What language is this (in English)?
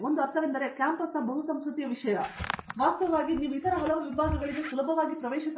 Kannada